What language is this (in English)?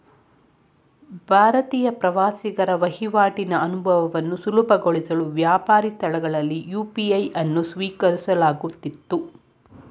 Kannada